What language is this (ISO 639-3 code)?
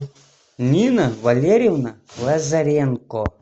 rus